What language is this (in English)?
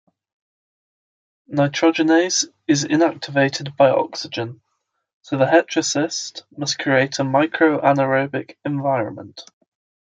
English